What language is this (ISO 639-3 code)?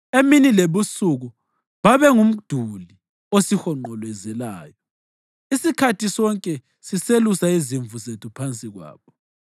nde